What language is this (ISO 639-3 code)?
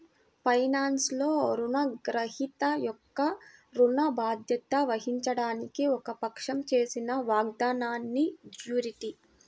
tel